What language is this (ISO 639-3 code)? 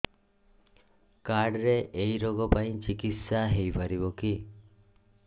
ori